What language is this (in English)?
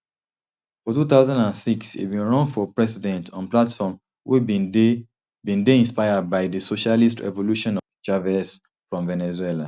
Nigerian Pidgin